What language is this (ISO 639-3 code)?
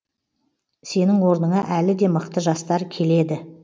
kaz